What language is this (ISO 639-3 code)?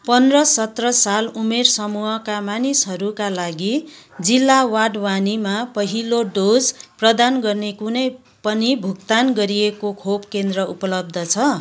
nep